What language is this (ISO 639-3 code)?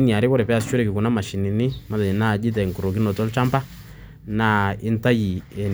mas